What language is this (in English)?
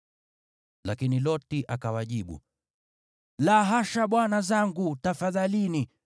Swahili